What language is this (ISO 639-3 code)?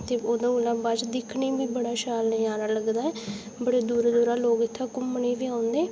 doi